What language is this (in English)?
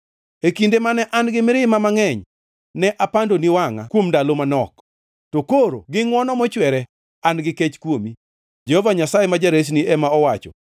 Luo (Kenya and Tanzania)